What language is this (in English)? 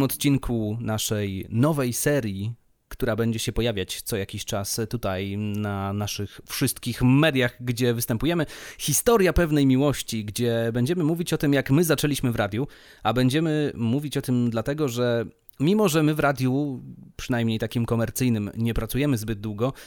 Polish